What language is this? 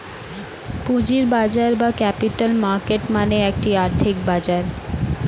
Bangla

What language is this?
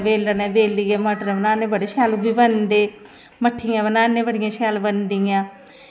Dogri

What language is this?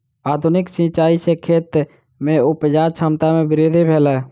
Maithili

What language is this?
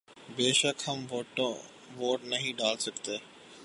Urdu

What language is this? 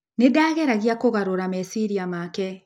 Kikuyu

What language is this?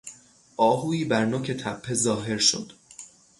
Persian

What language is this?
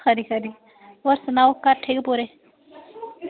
Dogri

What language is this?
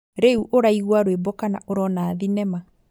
Kikuyu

